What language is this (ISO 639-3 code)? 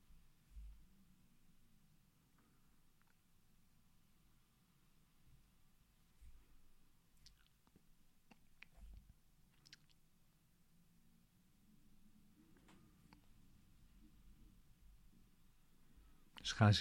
nld